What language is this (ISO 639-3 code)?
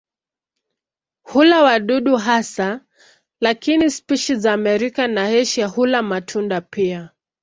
swa